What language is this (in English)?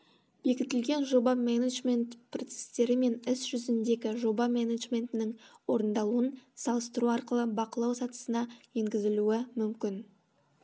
Kazakh